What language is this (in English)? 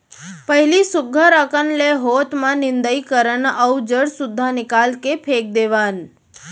Chhattisgarhi